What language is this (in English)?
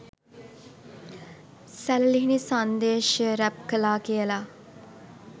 Sinhala